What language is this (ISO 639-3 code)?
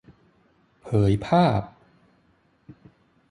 tha